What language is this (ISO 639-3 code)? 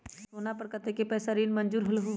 mag